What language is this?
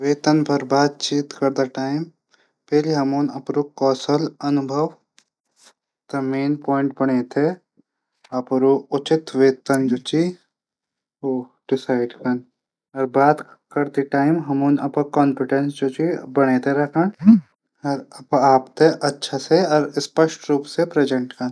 Garhwali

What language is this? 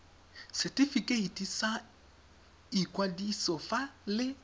Tswana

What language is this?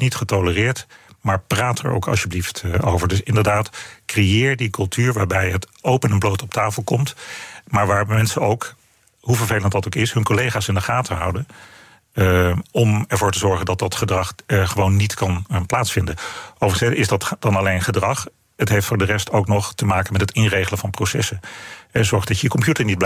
Dutch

